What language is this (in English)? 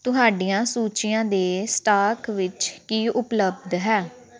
Punjabi